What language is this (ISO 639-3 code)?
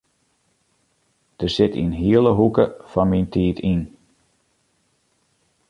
fry